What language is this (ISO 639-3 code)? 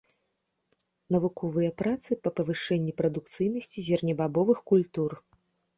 bel